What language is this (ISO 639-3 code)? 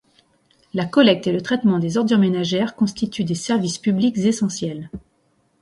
fra